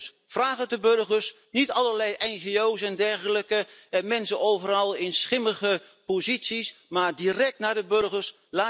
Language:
Dutch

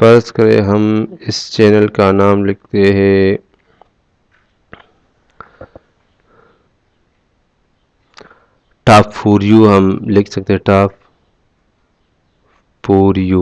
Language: Urdu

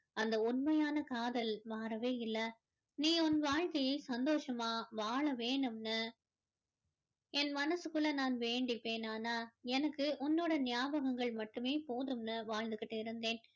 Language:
Tamil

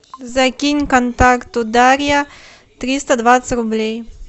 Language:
Russian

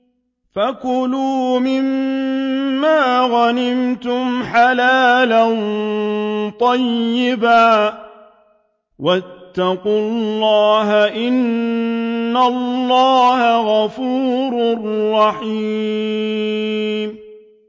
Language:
Arabic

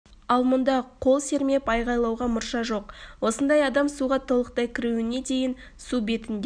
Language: Kazakh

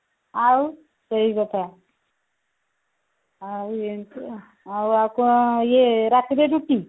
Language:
Odia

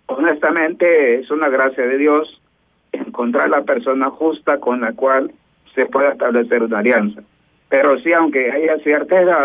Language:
Spanish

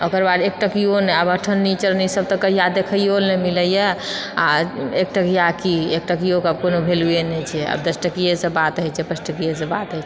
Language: Maithili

